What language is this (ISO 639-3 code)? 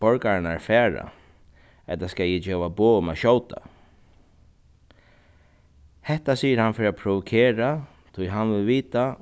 fao